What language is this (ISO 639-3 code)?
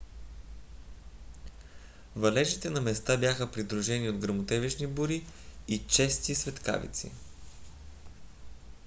bul